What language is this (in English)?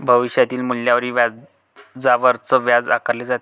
Marathi